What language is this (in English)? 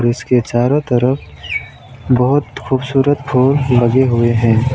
Hindi